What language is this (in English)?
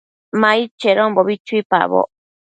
Matsés